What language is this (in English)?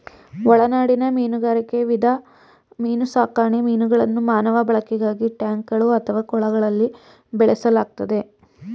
Kannada